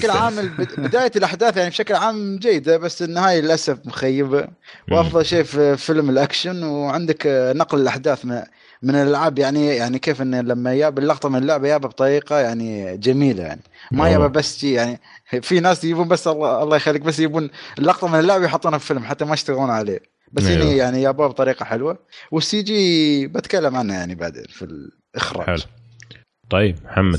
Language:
Arabic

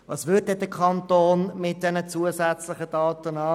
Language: Swiss German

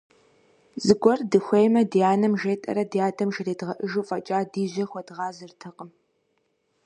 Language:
Kabardian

